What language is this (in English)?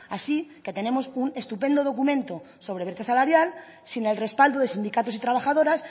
Spanish